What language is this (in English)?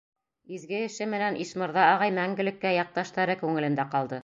Bashkir